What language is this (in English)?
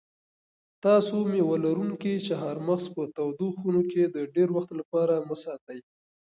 Pashto